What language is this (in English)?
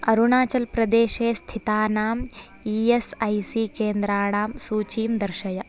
Sanskrit